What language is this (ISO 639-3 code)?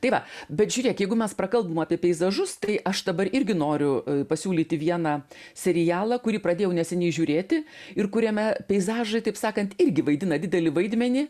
lit